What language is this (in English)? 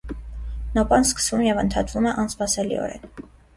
Armenian